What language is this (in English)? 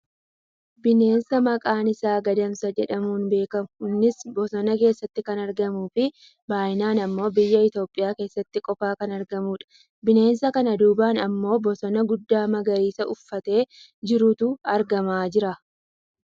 Oromo